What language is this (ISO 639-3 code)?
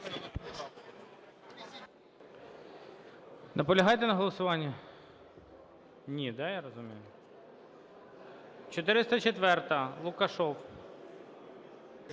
ukr